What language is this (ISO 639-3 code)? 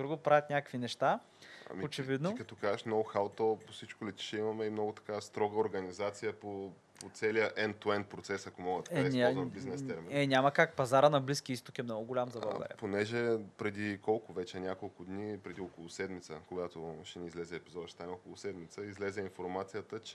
bul